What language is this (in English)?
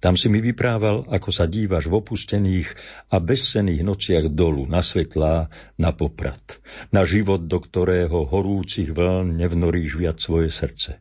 Slovak